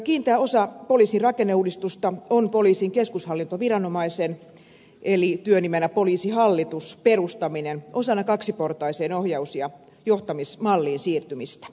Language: Finnish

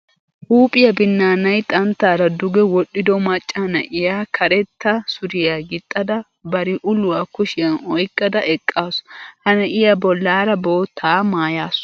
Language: Wolaytta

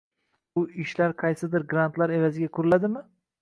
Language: Uzbek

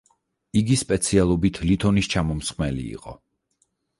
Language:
Georgian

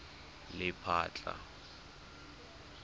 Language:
Tswana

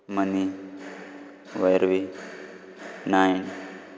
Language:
Konkani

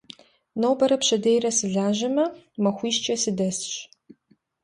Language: Kabardian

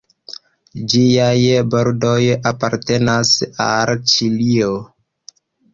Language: Esperanto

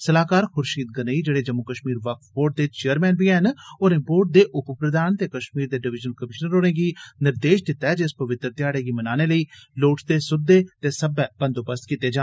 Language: Dogri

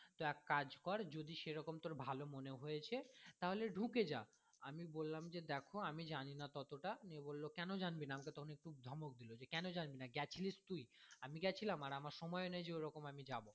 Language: Bangla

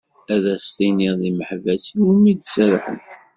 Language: Kabyle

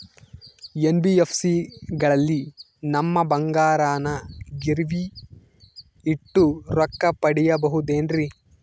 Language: Kannada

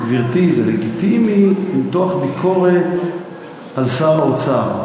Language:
Hebrew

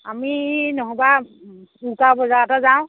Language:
Assamese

